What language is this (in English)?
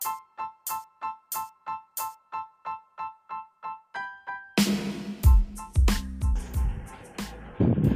Malayalam